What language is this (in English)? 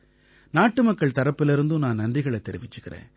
Tamil